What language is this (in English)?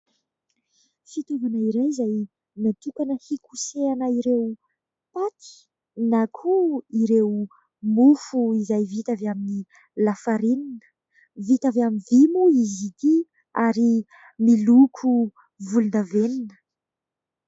Malagasy